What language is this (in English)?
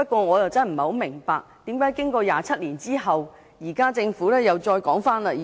Cantonese